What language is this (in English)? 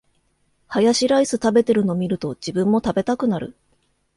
Japanese